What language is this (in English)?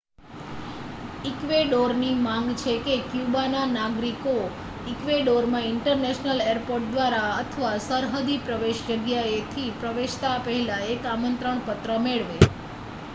Gujarati